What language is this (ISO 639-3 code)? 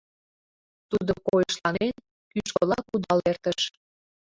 chm